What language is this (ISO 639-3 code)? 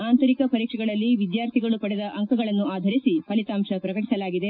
kan